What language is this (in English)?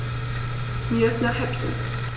German